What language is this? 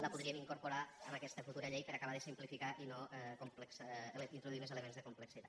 Catalan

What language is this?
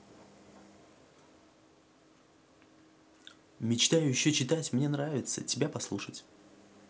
Russian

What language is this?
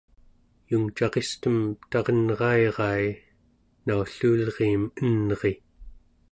Central Yupik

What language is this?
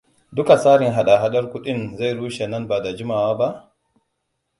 Hausa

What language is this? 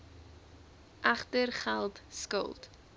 Afrikaans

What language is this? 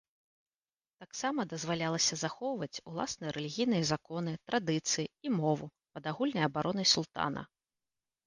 Belarusian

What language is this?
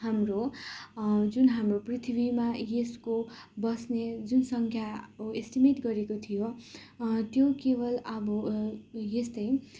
Nepali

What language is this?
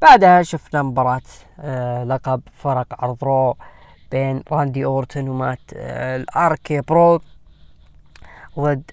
Arabic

